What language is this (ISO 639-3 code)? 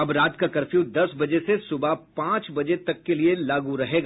hin